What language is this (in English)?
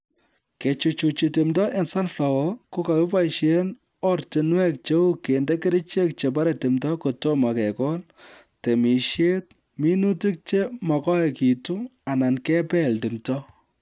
Kalenjin